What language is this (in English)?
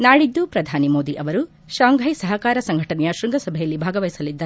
Kannada